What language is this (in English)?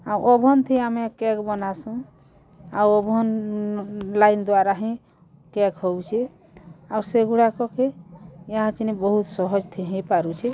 Odia